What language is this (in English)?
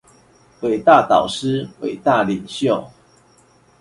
Chinese